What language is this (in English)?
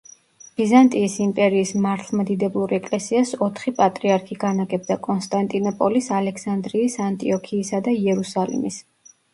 Georgian